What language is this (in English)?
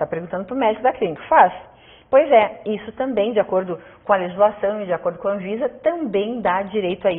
Portuguese